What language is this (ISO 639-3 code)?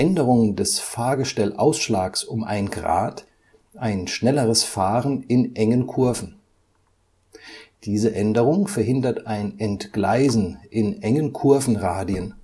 deu